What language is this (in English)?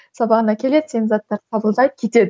Kazakh